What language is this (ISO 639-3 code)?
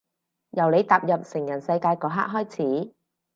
yue